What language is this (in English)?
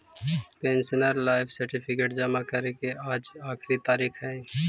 Magahi